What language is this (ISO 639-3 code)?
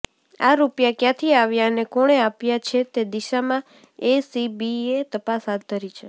guj